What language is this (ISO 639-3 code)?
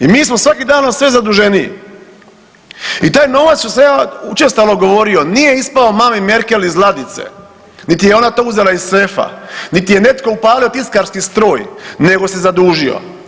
hrv